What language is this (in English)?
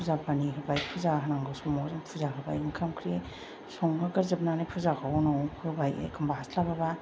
Bodo